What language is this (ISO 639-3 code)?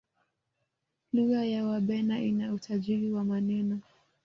swa